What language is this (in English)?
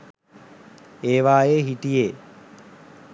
Sinhala